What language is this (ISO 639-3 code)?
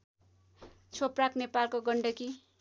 nep